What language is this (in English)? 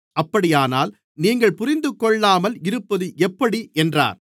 Tamil